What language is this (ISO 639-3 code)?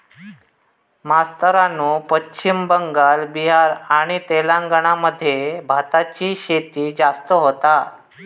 mar